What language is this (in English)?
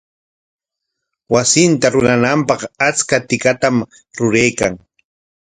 Corongo Ancash Quechua